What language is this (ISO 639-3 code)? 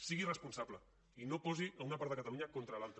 cat